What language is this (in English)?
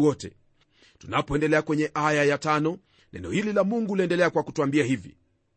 Swahili